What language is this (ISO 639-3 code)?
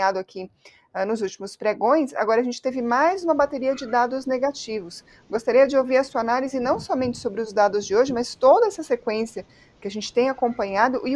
por